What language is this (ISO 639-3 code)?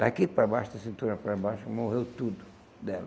por